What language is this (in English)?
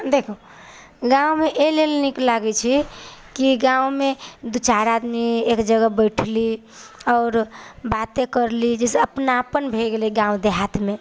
Maithili